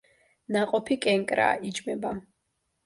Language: Georgian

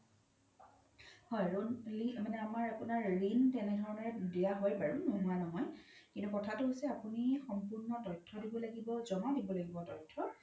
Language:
Assamese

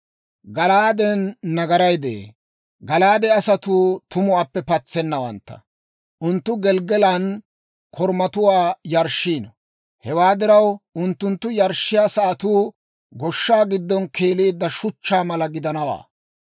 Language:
Dawro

